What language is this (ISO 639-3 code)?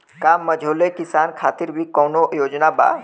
bho